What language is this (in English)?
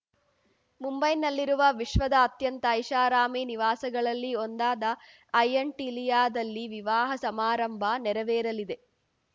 Kannada